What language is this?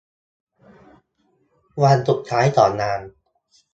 Thai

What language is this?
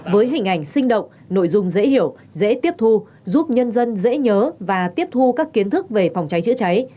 Vietnamese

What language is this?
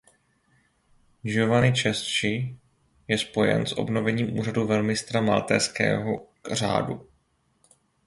Czech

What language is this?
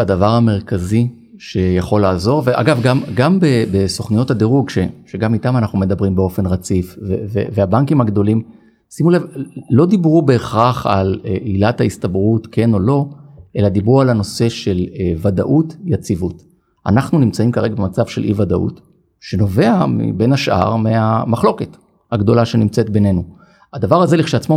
Hebrew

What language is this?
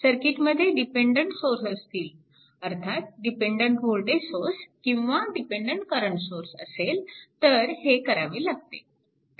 Marathi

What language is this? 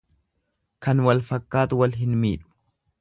Oromo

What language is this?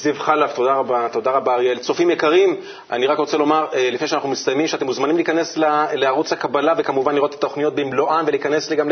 Hebrew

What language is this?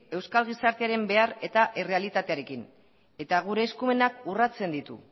Basque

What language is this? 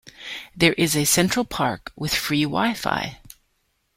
English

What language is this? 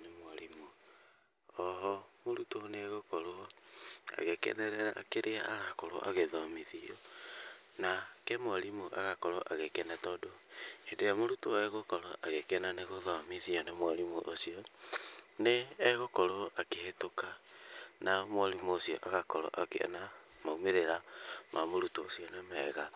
Kikuyu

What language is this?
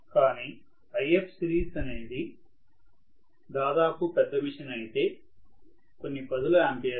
Telugu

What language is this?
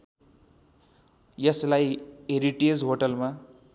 Nepali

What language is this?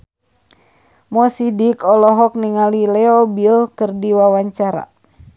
Sundanese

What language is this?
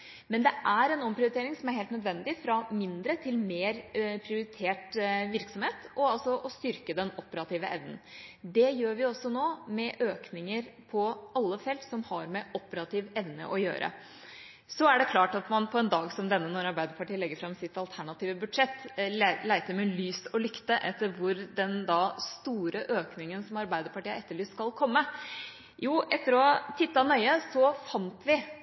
Norwegian Bokmål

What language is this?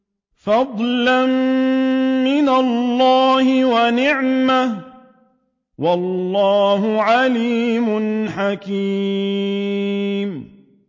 Arabic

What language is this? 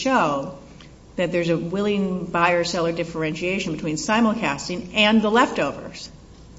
English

